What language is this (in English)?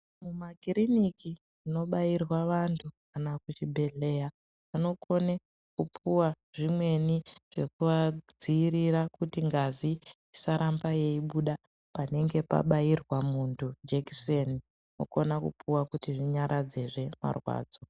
Ndau